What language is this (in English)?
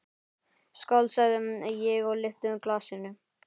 Icelandic